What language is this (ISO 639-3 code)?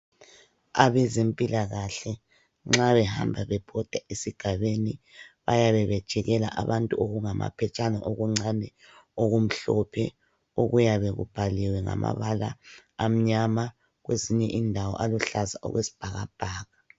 nde